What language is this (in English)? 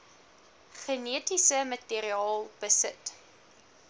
Afrikaans